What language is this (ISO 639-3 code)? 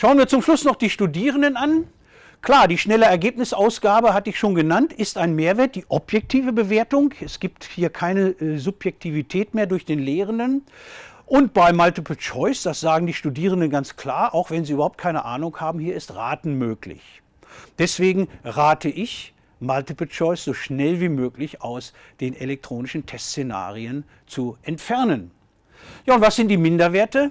deu